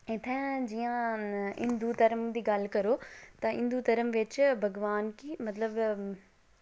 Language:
Dogri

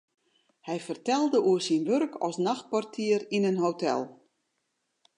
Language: Western Frisian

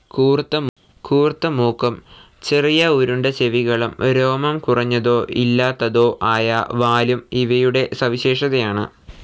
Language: Malayalam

